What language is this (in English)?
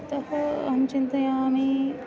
Sanskrit